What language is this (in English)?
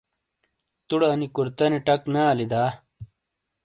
Shina